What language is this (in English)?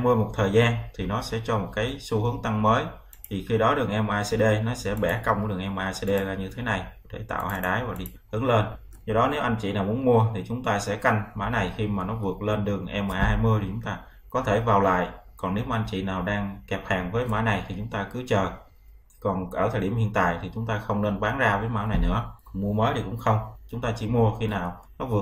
Vietnamese